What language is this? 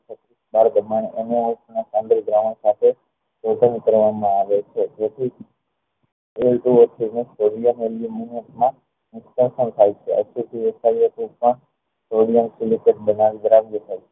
Gujarati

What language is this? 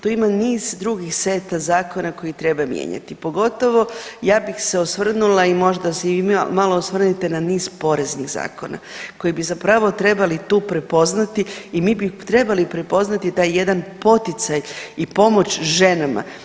Croatian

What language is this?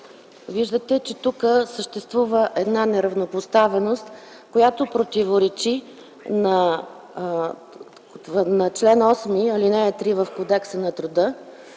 Bulgarian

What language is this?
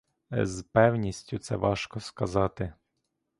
Ukrainian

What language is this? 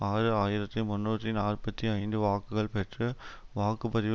Tamil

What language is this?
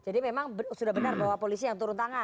Indonesian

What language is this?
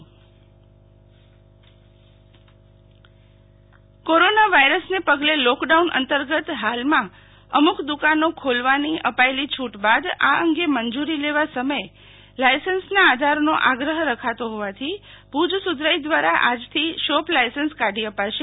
Gujarati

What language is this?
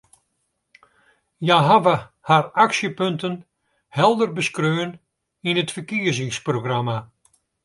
Western Frisian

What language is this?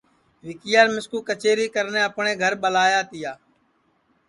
Sansi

